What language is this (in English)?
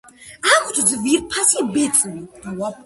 Georgian